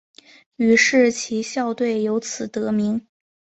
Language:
Chinese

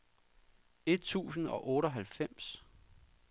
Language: Danish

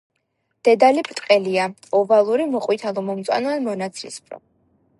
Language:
Georgian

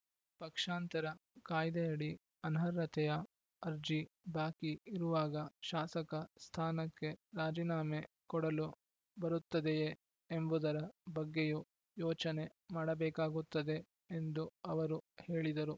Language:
Kannada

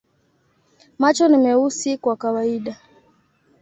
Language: Swahili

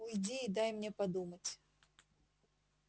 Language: Russian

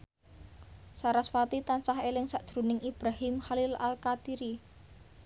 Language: Javanese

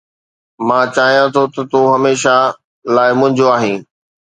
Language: Sindhi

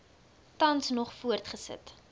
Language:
Afrikaans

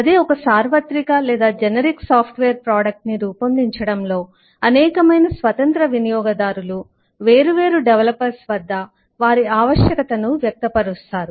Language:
Telugu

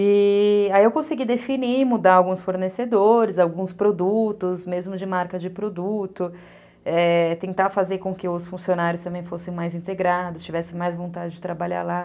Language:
Portuguese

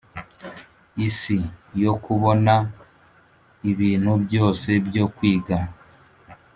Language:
Kinyarwanda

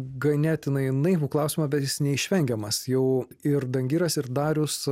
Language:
Lithuanian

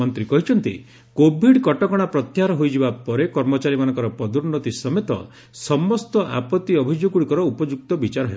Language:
Odia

